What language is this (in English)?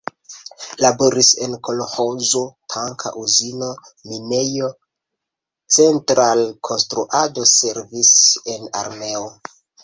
Esperanto